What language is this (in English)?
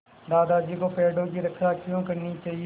Hindi